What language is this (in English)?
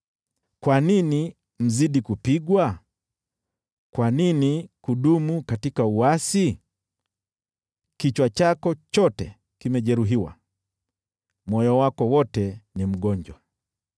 Swahili